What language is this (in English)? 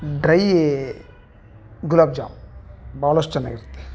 Kannada